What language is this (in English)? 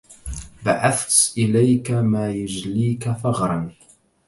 Arabic